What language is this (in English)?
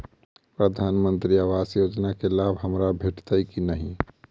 Maithili